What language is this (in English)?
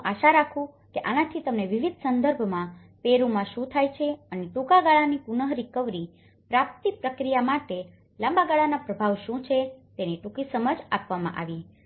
Gujarati